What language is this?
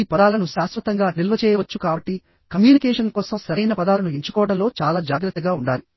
Telugu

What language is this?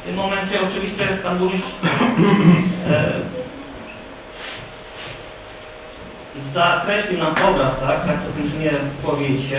Polish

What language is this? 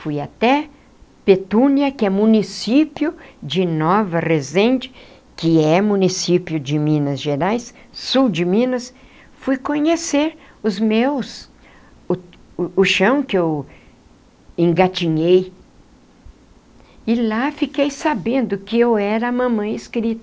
Portuguese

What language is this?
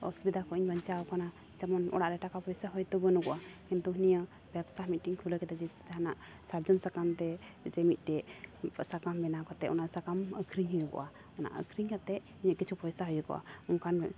Santali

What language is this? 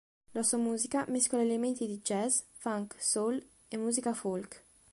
Italian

